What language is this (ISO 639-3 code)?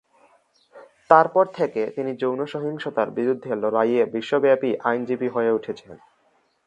ben